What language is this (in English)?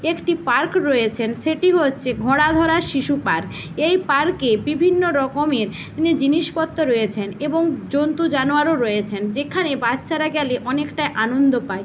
Bangla